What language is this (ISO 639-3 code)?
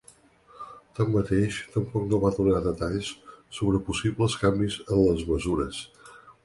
cat